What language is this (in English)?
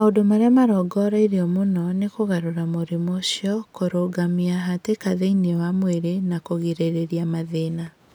Kikuyu